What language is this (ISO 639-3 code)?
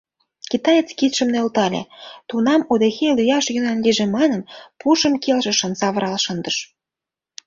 chm